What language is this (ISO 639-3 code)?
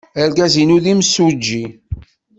kab